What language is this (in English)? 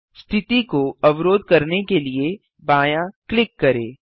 Hindi